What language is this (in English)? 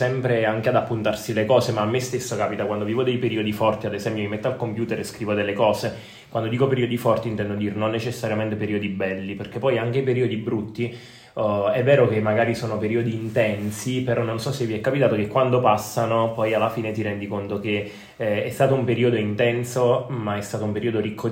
Italian